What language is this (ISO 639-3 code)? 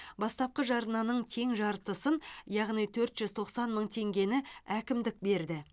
kaz